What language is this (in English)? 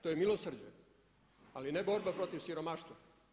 Croatian